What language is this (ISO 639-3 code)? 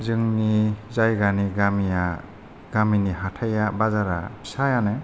brx